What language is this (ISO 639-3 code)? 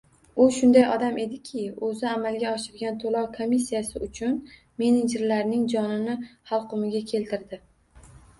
uzb